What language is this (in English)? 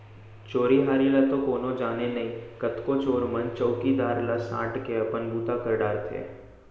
Chhattisgarhi